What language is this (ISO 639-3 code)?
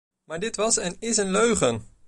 nld